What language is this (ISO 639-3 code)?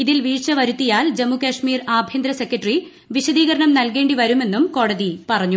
mal